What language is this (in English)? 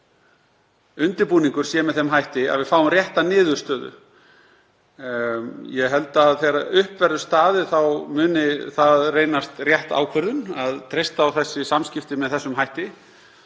Icelandic